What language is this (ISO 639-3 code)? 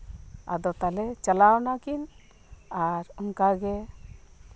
sat